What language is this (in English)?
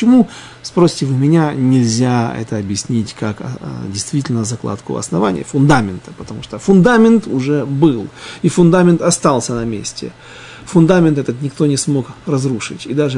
Russian